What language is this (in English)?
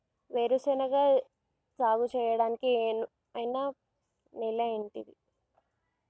Telugu